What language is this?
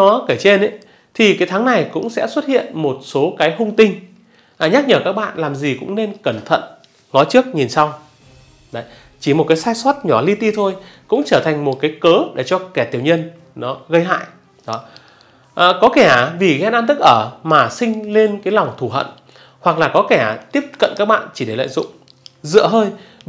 Vietnamese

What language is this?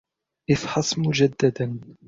Arabic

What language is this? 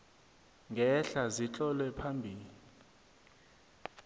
South Ndebele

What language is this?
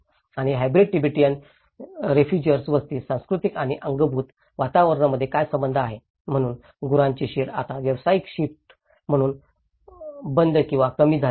Marathi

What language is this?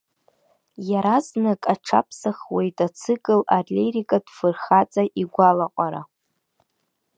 Abkhazian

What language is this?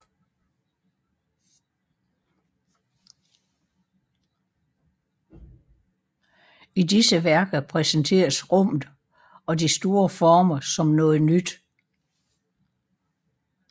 Danish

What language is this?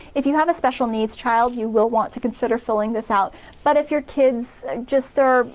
English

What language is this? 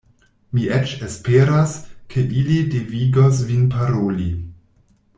Esperanto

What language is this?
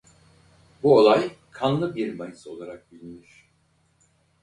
Turkish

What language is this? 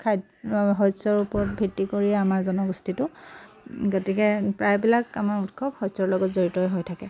Assamese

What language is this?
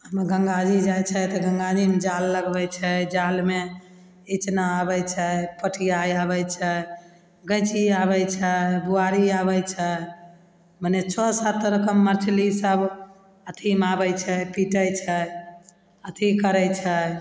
Maithili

